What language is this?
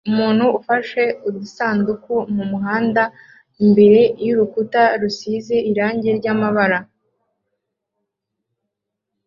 Kinyarwanda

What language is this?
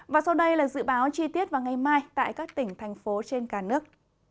Vietnamese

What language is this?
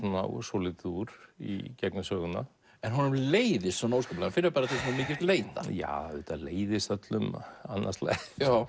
Icelandic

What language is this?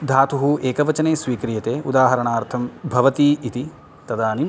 Sanskrit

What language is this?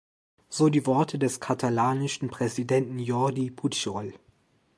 German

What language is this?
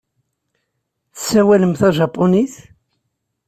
Kabyle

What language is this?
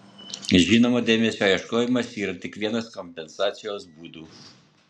Lithuanian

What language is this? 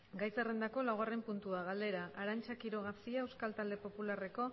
Basque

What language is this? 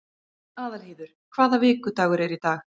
Icelandic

